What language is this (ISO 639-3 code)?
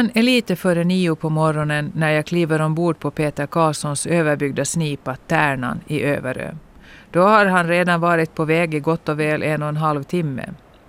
swe